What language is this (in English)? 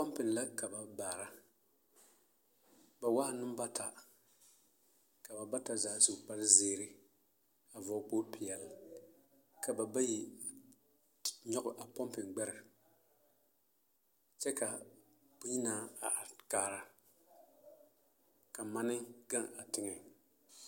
Southern Dagaare